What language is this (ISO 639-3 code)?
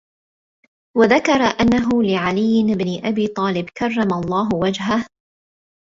ara